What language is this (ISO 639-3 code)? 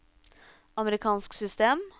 nor